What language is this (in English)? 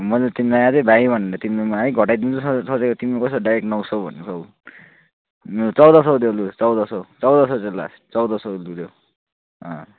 Nepali